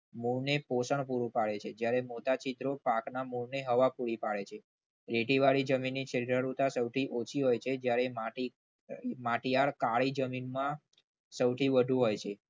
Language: Gujarati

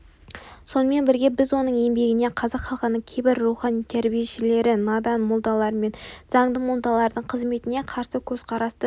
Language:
Kazakh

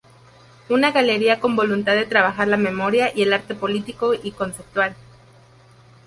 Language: Spanish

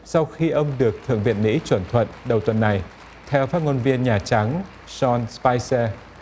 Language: Vietnamese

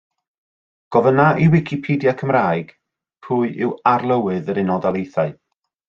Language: Welsh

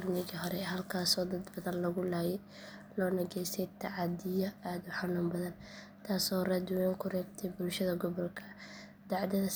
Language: Somali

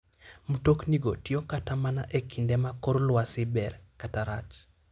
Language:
Luo (Kenya and Tanzania)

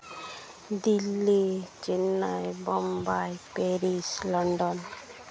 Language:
Santali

